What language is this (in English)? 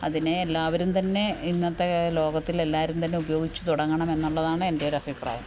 Malayalam